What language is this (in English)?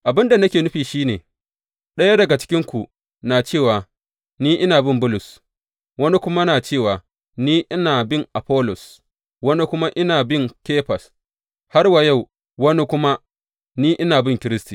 Hausa